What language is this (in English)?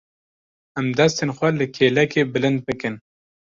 Kurdish